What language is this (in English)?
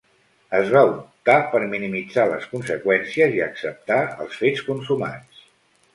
Catalan